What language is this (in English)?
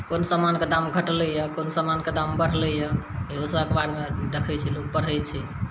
Maithili